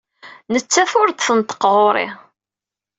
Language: Kabyle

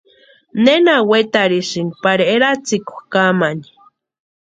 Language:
Western Highland Purepecha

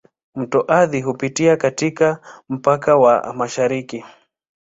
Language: Swahili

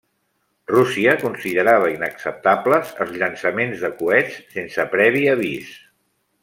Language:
Catalan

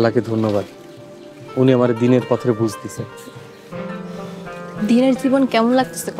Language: Arabic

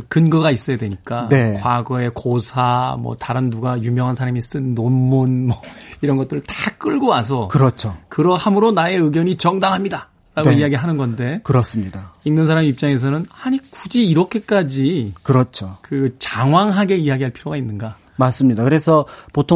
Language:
Korean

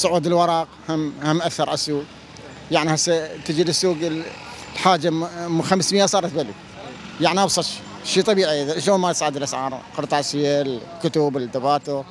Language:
Arabic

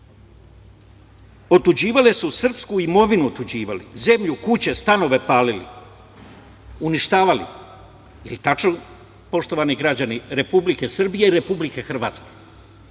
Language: Serbian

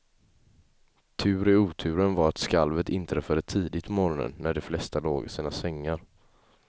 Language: Swedish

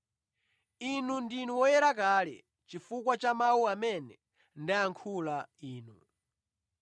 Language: Nyanja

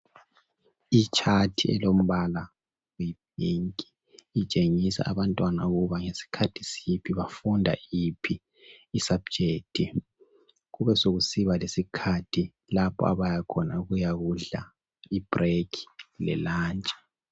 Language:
North Ndebele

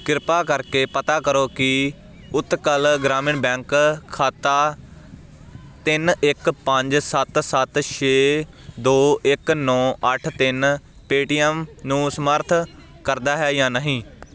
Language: Punjabi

